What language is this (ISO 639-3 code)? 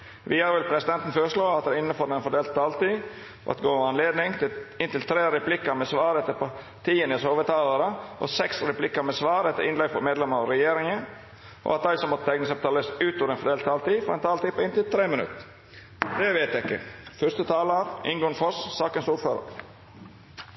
nno